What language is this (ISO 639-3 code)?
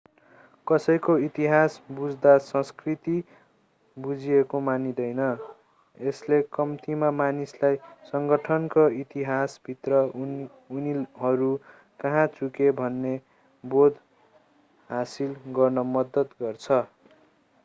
nep